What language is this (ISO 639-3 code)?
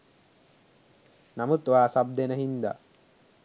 sin